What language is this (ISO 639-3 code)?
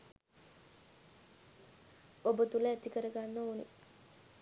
sin